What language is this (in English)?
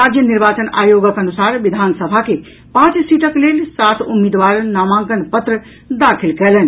Maithili